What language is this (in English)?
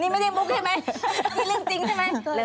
Thai